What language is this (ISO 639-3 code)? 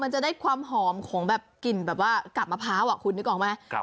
tha